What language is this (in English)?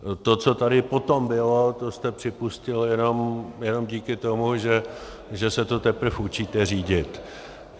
Czech